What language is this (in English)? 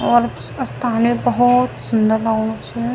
Garhwali